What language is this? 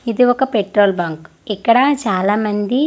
Telugu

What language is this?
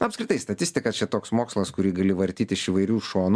Lithuanian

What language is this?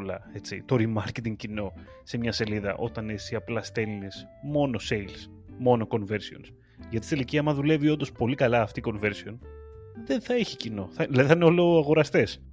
Greek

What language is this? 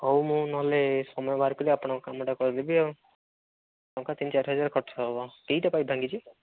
Odia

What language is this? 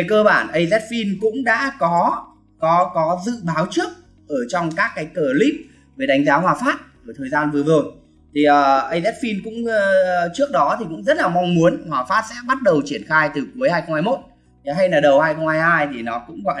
Vietnamese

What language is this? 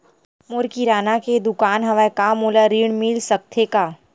Chhattisgarhi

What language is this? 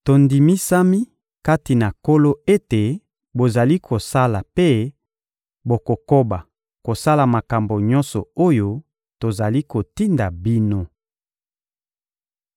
Lingala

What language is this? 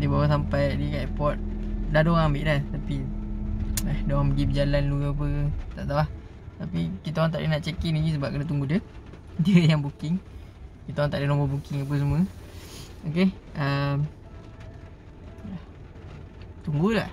Malay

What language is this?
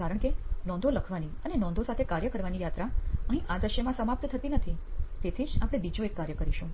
Gujarati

